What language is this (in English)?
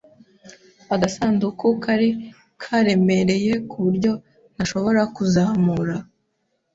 Kinyarwanda